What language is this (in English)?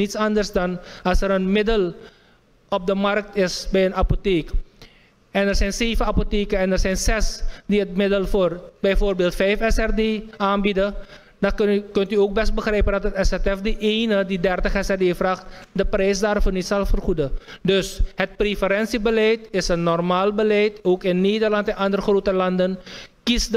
Dutch